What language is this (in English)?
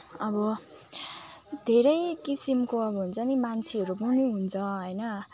Nepali